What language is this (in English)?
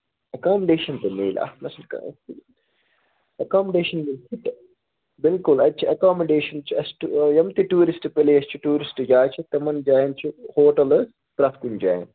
Kashmiri